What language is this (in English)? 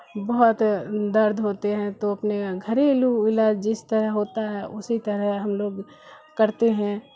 Urdu